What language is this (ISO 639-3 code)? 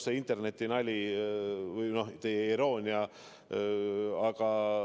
est